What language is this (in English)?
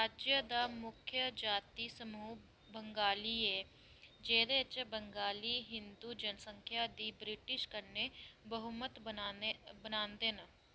Dogri